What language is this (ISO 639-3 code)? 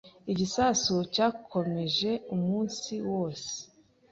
kin